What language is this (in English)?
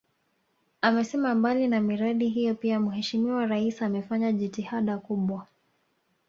Swahili